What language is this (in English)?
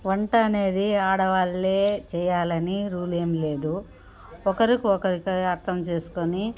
Telugu